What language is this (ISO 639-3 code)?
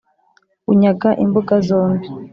kin